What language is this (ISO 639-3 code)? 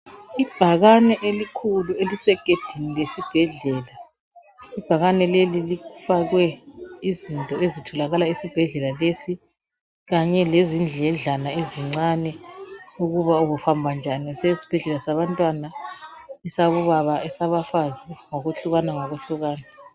nde